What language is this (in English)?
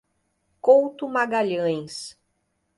Portuguese